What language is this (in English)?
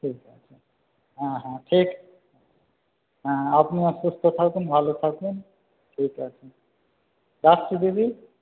Bangla